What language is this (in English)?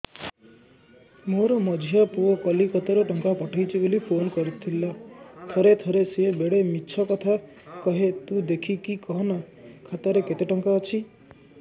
Odia